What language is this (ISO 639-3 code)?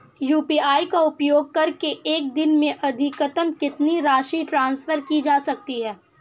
hin